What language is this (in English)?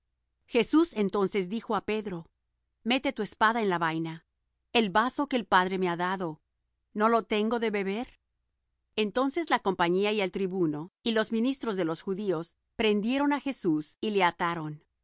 Spanish